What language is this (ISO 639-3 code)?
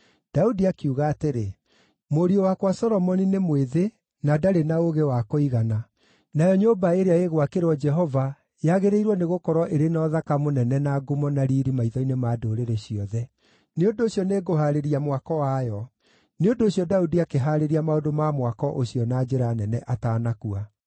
kik